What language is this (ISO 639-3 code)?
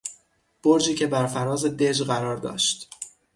fas